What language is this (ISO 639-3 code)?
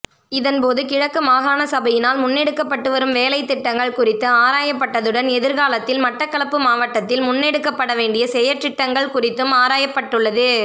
tam